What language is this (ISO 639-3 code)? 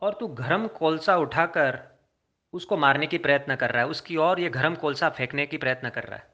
hin